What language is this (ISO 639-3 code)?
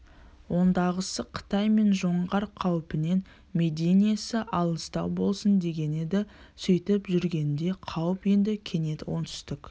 kaz